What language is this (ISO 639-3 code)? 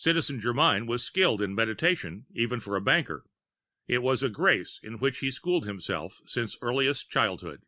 eng